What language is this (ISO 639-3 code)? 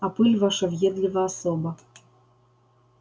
rus